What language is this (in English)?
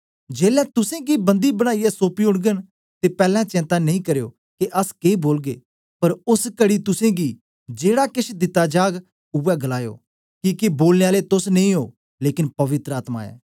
Dogri